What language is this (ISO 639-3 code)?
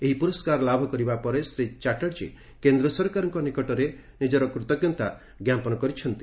ori